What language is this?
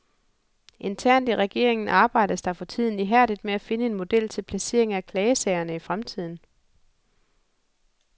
Danish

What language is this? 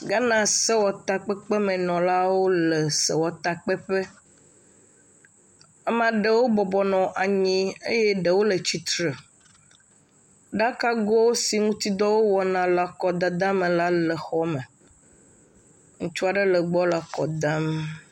Ewe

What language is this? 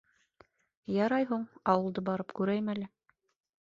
Bashkir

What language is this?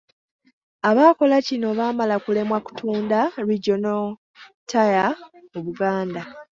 Ganda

